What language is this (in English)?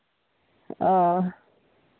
Santali